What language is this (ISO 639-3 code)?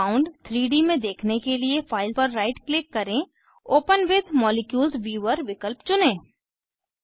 hin